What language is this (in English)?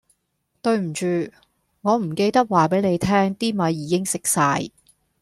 Cantonese